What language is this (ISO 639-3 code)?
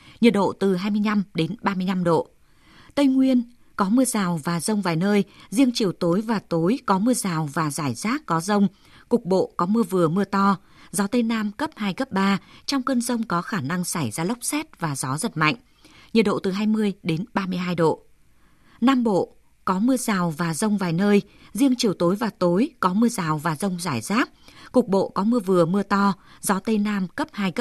vie